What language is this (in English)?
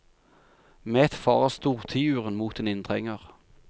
Norwegian